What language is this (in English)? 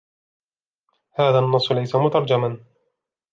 Arabic